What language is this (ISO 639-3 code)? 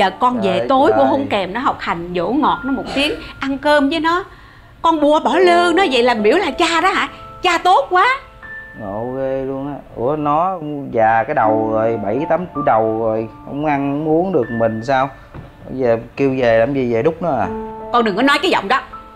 vie